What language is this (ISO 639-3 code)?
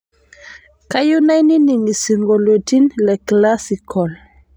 mas